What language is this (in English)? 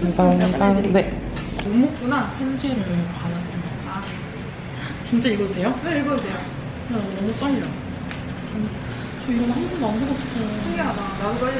Korean